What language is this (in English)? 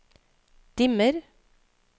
Norwegian